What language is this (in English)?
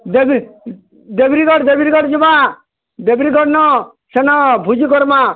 Odia